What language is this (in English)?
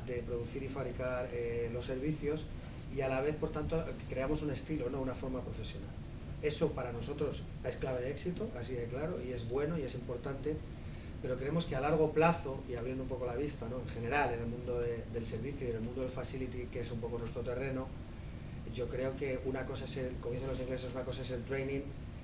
Spanish